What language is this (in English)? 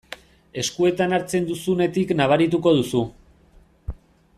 Basque